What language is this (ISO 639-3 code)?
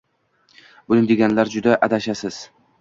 uzb